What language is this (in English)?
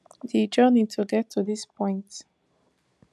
Nigerian Pidgin